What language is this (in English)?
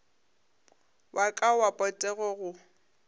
Northern Sotho